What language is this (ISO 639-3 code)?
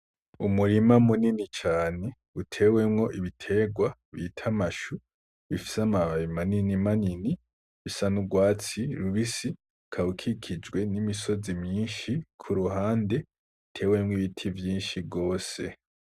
run